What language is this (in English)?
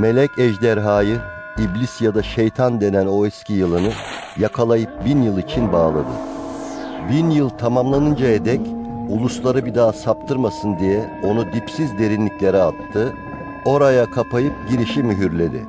Turkish